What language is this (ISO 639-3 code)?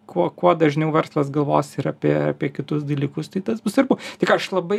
lit